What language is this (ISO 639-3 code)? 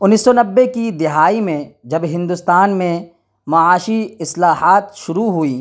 urd